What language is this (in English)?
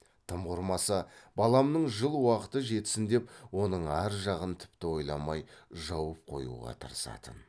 Kazakh